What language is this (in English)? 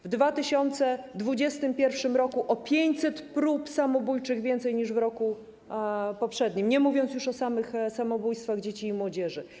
Polish